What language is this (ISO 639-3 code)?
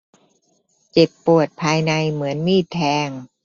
tha